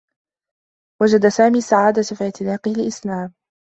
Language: Arabic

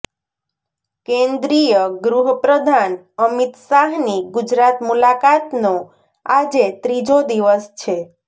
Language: Gujarati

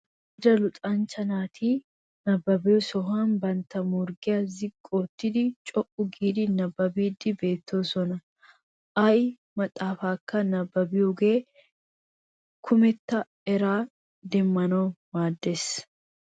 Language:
Wolaytta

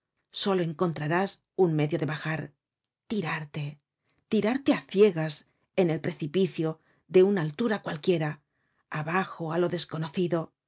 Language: Spanish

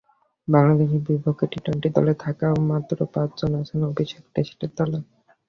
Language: Bangla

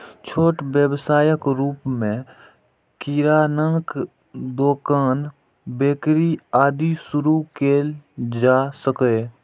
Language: Maithili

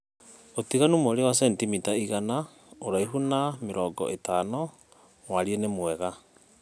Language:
Kikuyu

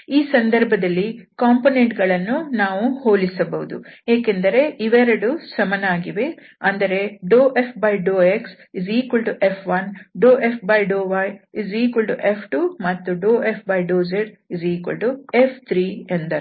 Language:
Kannada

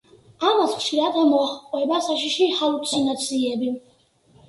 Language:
Georgian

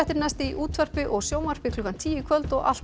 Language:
Icelandic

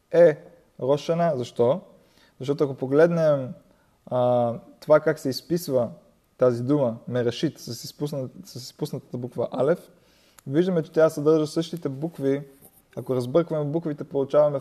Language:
Bulgarian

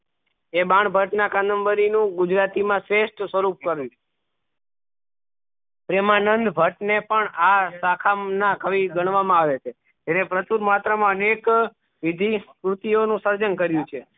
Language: Gujarati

